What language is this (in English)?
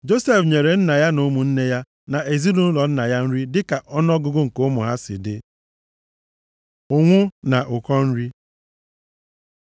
Igbo